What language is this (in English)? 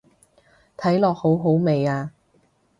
Cantonese